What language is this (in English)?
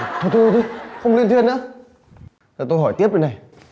Vietnamese